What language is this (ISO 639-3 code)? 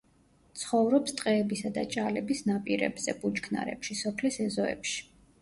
kat